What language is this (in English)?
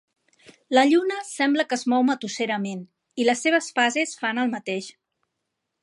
Catalan